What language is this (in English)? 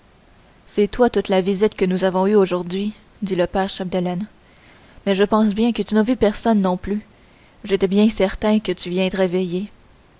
French